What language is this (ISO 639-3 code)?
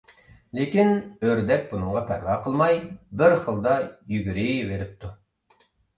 uig